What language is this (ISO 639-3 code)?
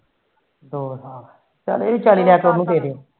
pan